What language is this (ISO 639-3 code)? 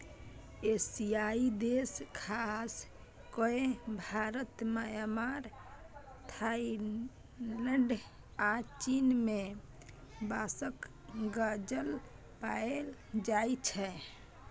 mai